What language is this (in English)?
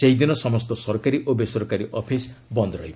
Odia